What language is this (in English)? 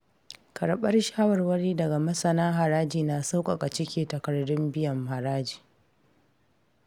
Hausa